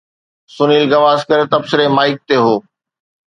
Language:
Sindhi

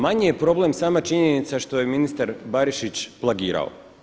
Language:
Croatian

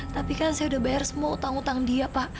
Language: Indonesian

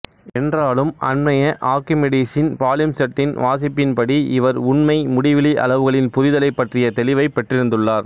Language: Tamil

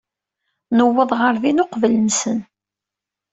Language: Kabyle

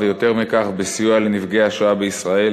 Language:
Hebrew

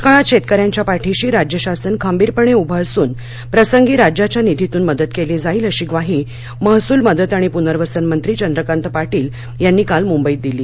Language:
Marathi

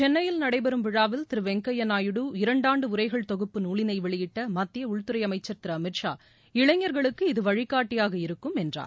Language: Tamil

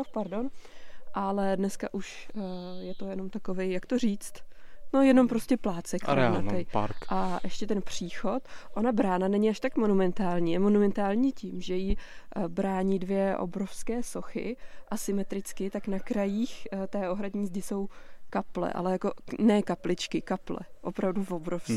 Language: Czech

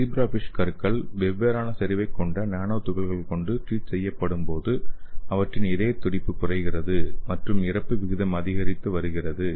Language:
Tamil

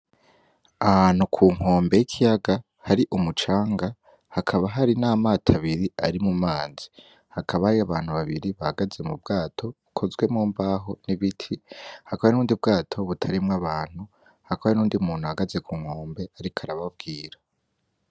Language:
Rundi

